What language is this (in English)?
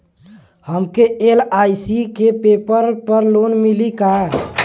Bhojpuri